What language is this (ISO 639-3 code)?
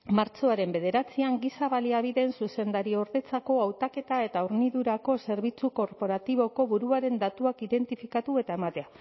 eus